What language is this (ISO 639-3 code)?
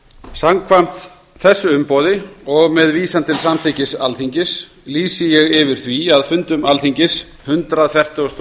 isl